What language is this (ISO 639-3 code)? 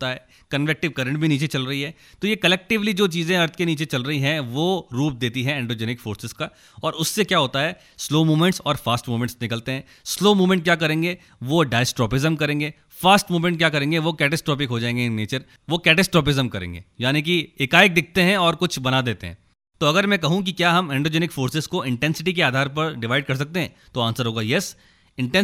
hin